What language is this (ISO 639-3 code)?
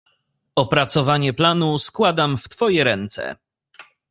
pol